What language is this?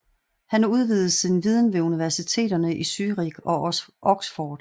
Danish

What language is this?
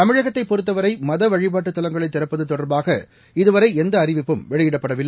Tamil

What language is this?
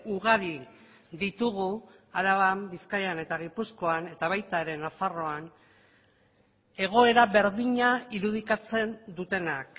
Basque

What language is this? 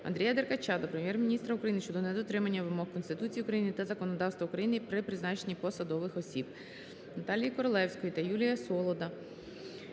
Ukrainian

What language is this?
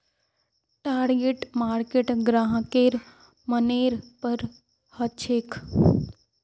Magahi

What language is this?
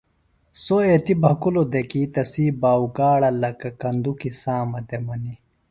Phalura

